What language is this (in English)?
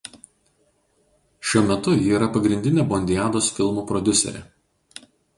Lithuanian